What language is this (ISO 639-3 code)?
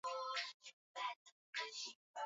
swa